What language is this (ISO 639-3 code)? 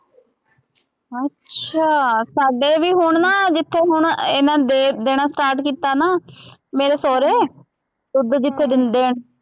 pan